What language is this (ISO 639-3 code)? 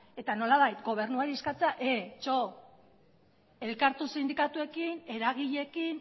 eus